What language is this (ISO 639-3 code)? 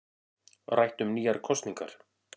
isl